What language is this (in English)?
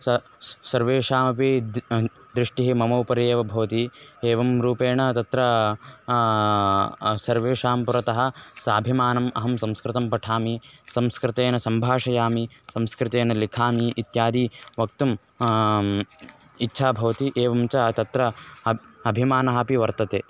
Sanskrit